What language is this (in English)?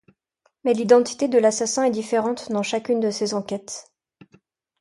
French